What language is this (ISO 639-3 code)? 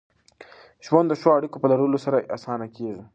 pus